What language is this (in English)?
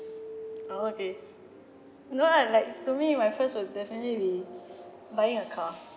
English